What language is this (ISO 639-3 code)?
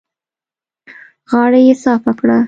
pus